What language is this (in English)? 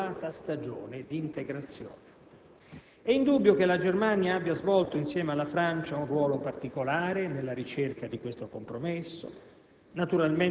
Italian